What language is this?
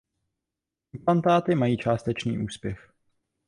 Czech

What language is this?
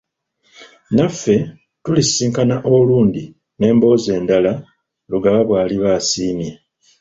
Ganda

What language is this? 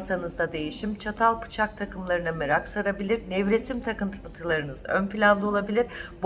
Turkish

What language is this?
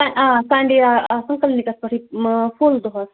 Kashmiri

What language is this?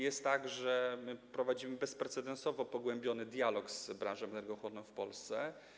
Polish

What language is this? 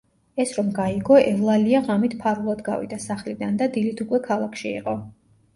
Georgian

